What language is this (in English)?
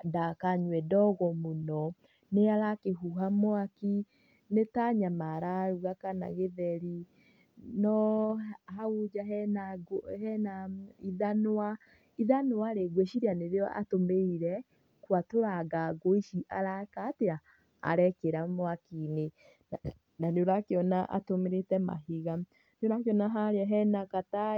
Kikuyu